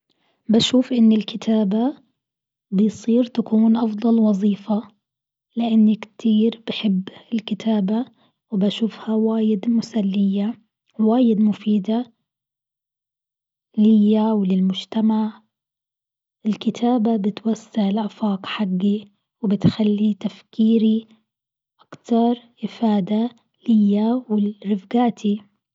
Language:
Gulf Arabic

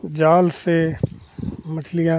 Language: Hindi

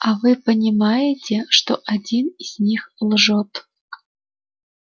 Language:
Russian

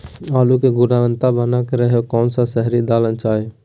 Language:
Magahi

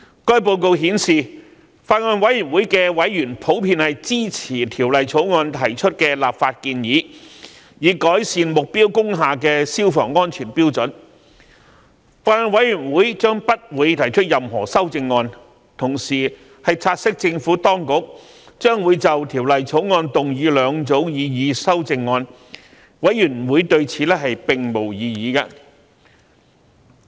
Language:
Cantonese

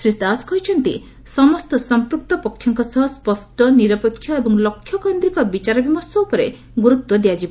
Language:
Odia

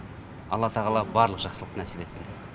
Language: Kazakh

